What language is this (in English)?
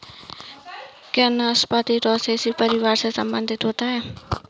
Hindi